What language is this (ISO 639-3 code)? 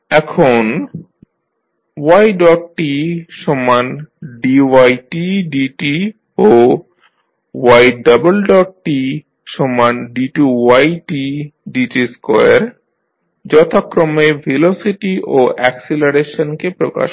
ben